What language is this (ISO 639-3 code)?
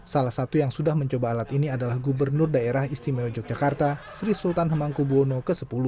ind